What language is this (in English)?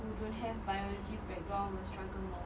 English